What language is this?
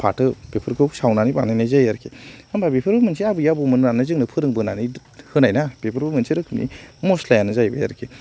Bodo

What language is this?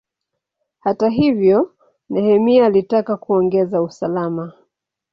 Swahili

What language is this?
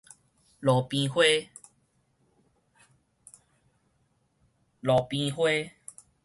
Min Nan Chinese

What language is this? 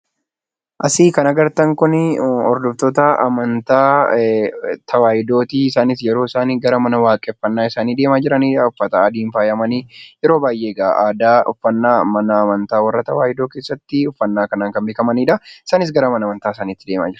Oromo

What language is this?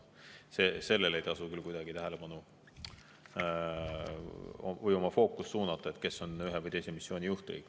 Estonian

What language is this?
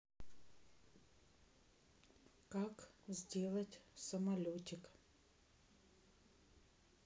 Russian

